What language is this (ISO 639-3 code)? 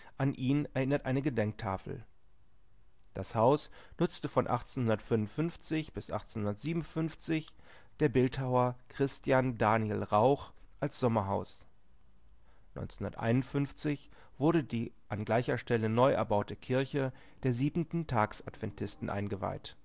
deu